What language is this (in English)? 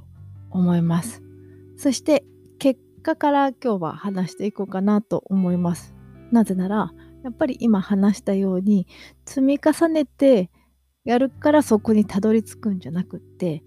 Japanese